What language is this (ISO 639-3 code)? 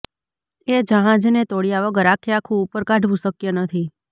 guj